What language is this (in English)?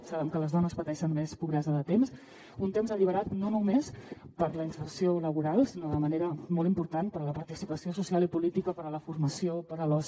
Catalan